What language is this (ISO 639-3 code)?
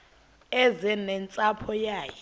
xho